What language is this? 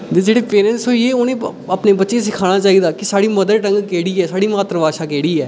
Dogri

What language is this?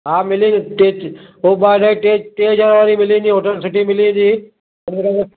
Sindhi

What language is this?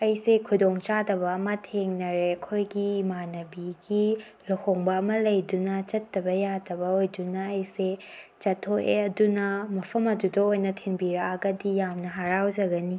Manipuri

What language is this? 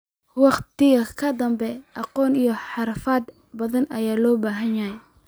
Somali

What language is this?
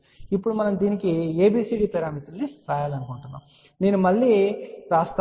Telugu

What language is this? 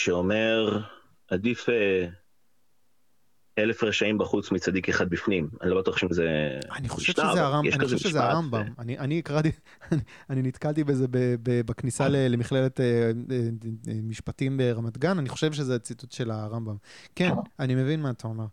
Hebrew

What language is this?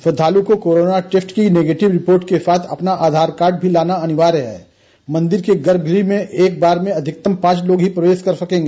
Hindi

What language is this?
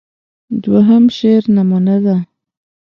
Pashto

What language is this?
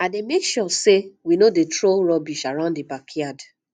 Nigerian Pidgin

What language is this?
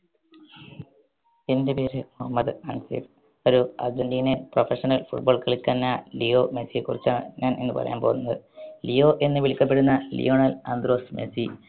Malayalam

